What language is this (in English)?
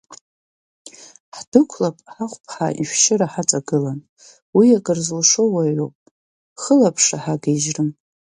Abkhazian